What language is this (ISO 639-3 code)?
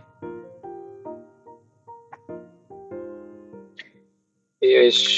jpn